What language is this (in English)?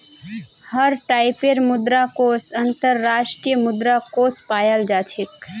Magahi